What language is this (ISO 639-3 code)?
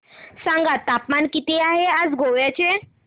mar